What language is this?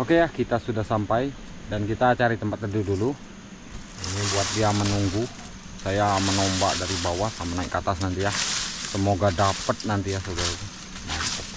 Indonesian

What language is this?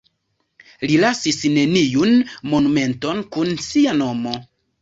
Esperanto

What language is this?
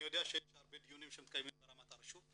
Hebrew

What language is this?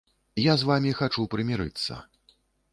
Belarusian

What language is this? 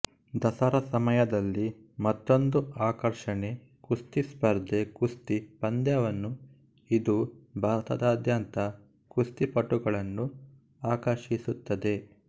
Kannada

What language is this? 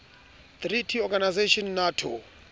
Southern Sotho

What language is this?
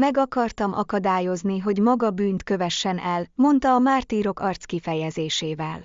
Hungarian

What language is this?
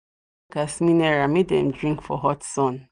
Nigerian Pidgin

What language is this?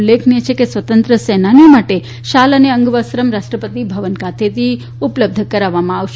Gujarati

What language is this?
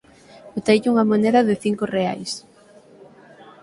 Galician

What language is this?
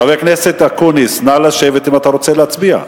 Hebrew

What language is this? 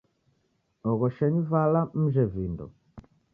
Taita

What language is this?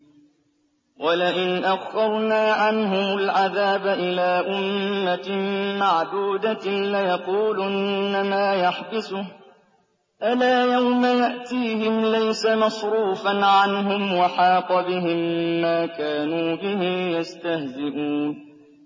Arabic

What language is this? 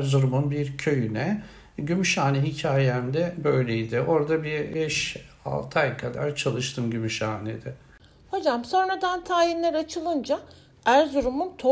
Turkish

